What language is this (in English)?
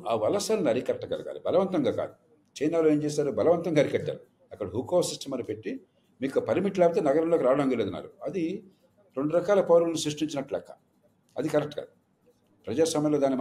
Telugu